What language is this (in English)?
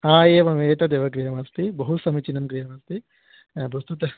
Sanskrit